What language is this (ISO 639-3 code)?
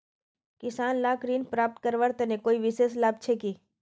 mag